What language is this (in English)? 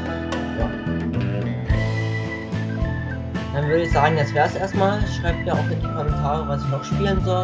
German